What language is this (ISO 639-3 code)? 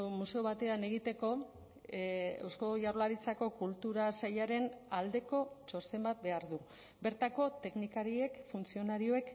eus